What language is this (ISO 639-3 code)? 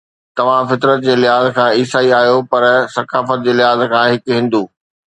snd